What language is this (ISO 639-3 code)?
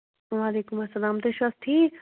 kas